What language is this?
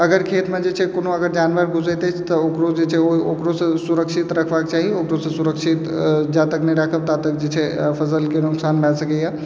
Maithili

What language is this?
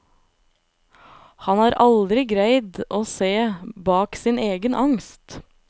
Norwegian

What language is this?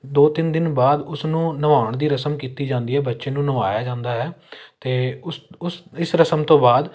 Punjabi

